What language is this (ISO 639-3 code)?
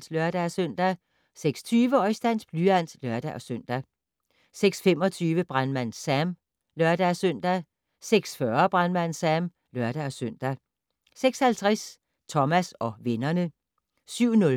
dan